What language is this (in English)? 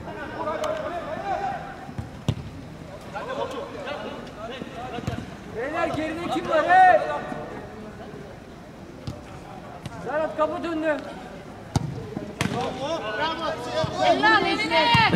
Turkish